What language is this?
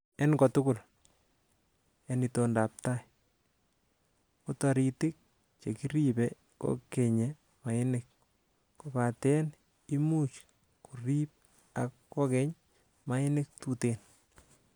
Kalenjin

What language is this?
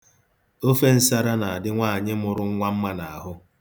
Igbo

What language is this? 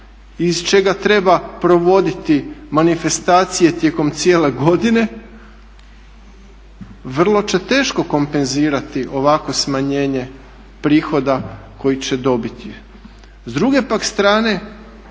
Croatian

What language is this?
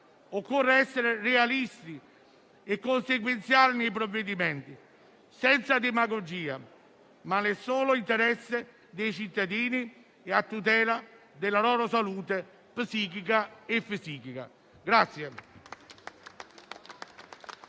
Italian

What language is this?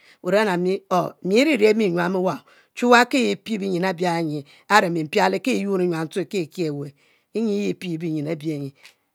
Mbe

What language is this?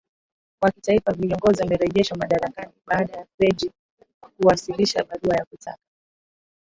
Swahili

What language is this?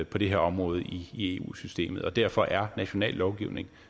Danish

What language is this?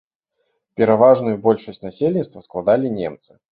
Belarusian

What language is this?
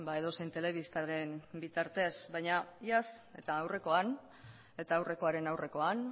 Basque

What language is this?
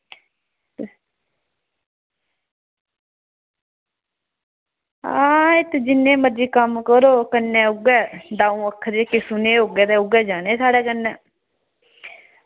Dogri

